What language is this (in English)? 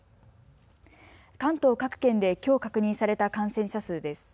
Japanese